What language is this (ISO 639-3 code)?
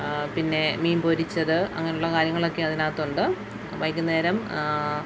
mal